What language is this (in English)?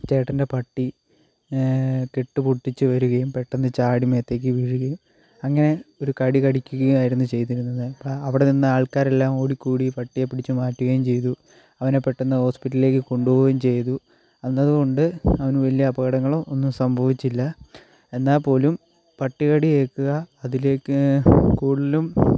Malayalam